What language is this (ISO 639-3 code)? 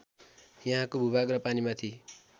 nep